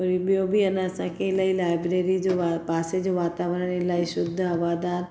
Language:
Sindhi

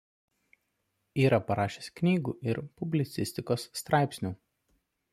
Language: Lithuanian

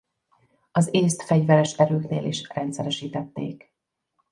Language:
Hungarian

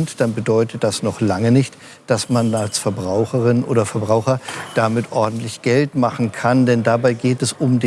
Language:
German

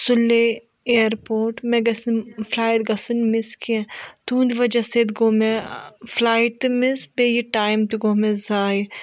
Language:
Kashmiri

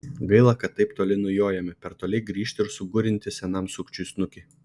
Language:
Lithuanian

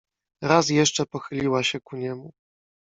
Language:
Polish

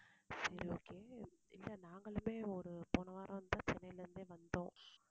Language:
Tamil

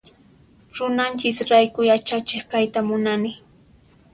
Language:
Puno Quechua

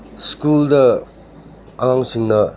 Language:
Manipuri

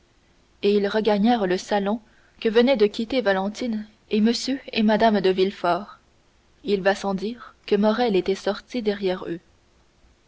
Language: French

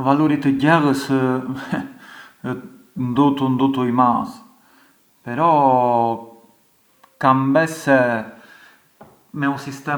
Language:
Arbëreshë Albanian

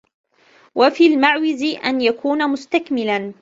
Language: Arabic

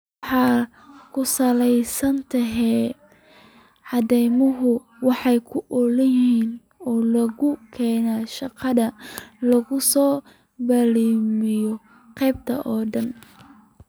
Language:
Somali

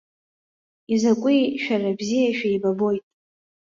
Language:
Abkhazian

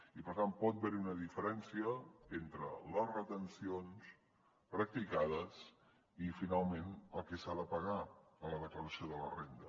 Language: Catalan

